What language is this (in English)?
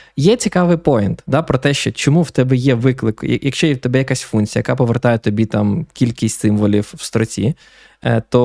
Ukrainian